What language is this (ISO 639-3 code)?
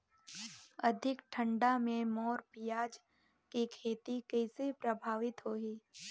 hne